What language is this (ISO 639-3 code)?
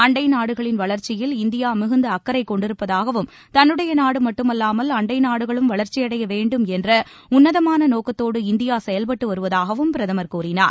tam